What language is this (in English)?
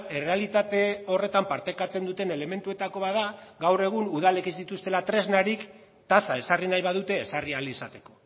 Basque